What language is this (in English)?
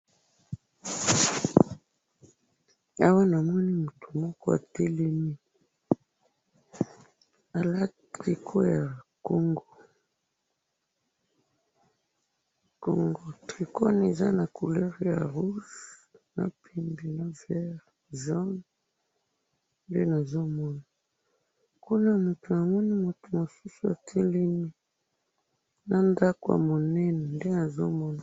Lingala